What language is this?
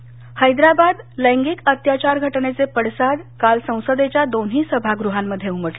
Marathi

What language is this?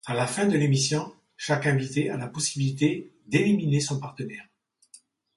French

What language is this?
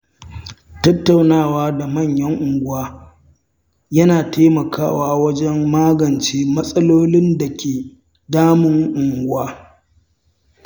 Hausa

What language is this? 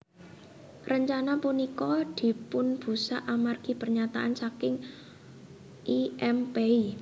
Javanese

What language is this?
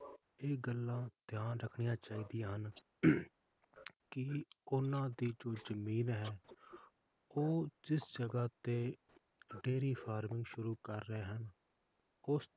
Punjabi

